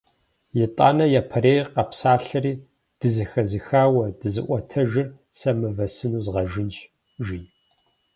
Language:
Kabardian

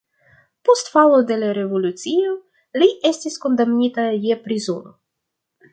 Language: Esperanto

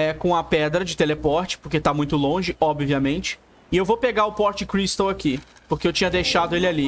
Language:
Portuguese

